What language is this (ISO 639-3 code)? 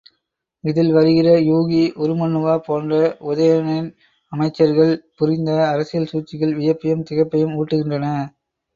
tam